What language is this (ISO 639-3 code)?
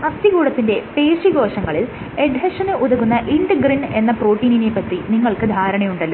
mal